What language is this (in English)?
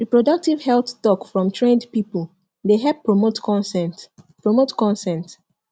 Nigerian Pidgin